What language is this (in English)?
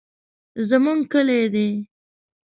Pashto